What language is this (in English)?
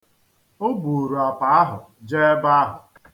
Igbo